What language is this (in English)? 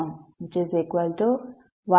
Kannada